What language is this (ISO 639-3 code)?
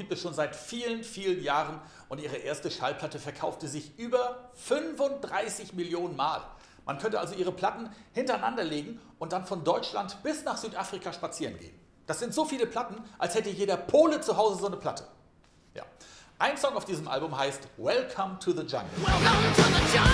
deu